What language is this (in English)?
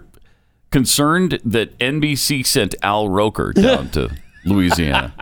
English